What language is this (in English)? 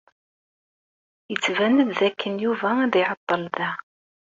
Kabyle